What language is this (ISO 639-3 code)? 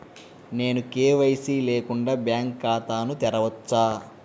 tel